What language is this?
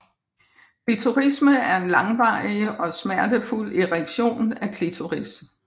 Danish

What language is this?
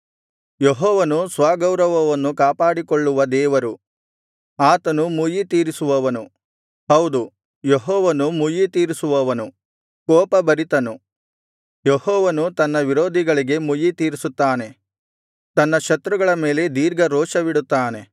Kannada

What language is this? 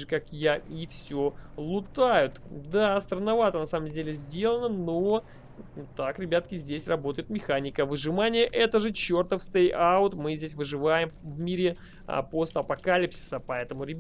Russian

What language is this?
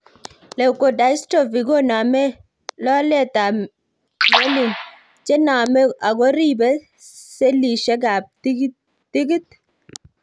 Kalenjin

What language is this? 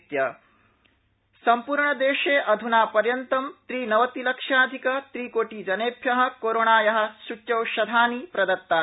Sanskrit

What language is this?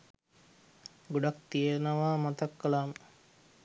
Sinhala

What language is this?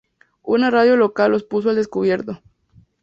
Spanish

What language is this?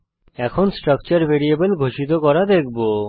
Bangla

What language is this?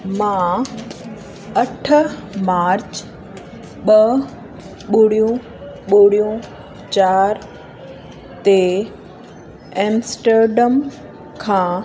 Sindhi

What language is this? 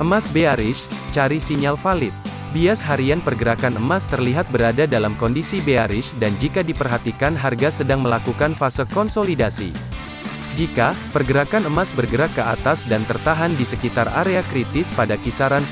Indonesian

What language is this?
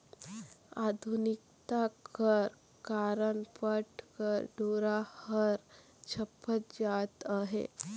Chhattisgarhi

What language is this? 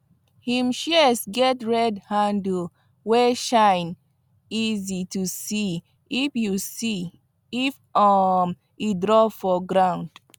Nigerian Pidgin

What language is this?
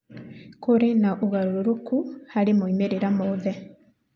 Kikuyu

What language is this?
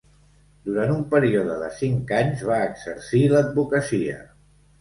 Catalan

